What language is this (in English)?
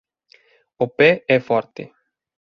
Galician